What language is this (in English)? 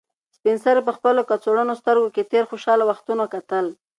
Pashto